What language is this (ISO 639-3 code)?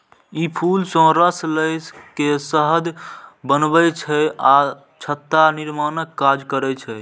mai